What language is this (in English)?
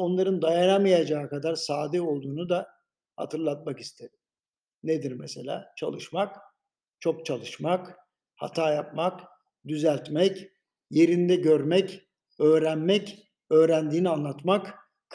Turkish